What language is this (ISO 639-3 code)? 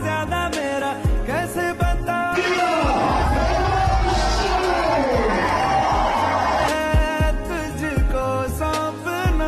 ron